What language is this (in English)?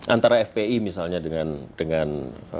Indonesian